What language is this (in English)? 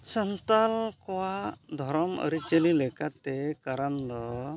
Santali